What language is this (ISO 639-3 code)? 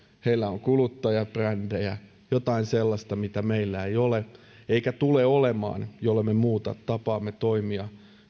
fin